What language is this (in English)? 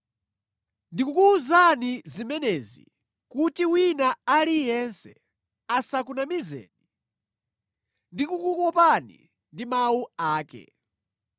Nyanja